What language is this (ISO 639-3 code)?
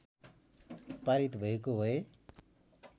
nep